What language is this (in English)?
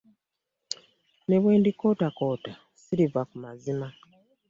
Ganda